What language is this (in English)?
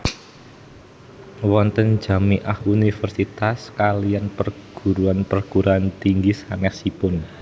Javanese